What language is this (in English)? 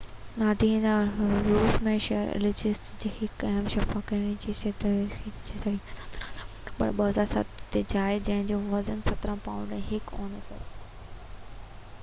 Sindhi